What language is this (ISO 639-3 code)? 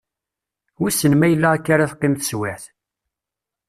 kab